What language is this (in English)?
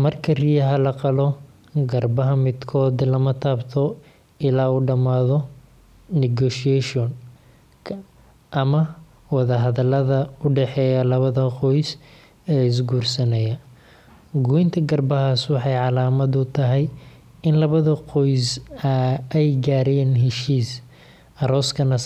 Somali